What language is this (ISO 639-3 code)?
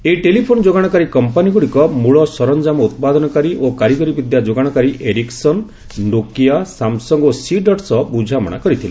ori